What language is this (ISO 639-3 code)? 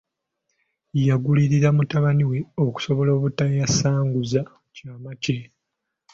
lug